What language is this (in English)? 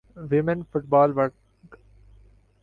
Urdu